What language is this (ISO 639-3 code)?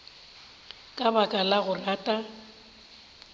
nso